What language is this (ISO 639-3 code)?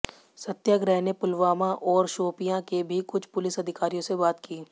hin